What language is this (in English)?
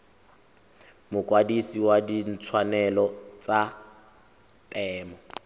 Tswana